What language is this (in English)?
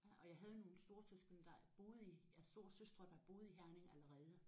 Danish